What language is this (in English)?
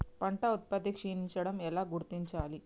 Telugu